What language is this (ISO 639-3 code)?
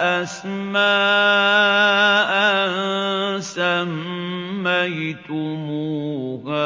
ara